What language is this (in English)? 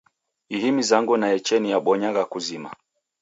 Taita